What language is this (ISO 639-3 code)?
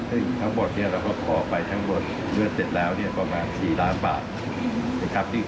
tha